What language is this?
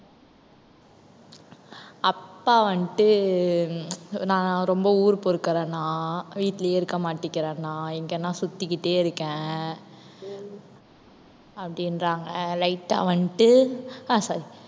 Tamil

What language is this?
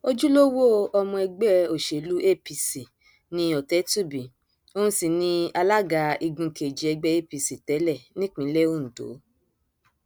Yoruba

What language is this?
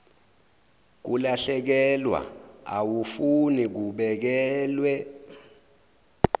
Zulu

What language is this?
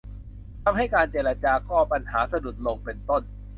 Thai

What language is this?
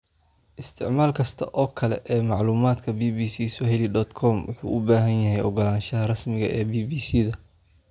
Somali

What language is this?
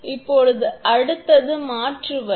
Tamil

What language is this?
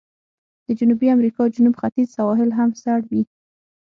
Pashto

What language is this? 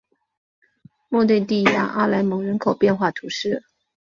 Chinese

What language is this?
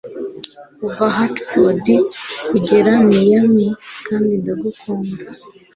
Kinyarwanda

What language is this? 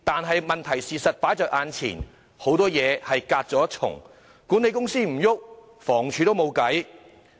Cantonese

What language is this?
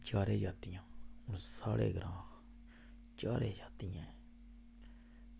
Dogri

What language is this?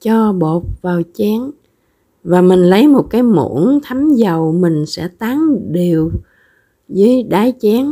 Vietnamese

